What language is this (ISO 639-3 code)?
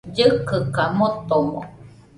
hux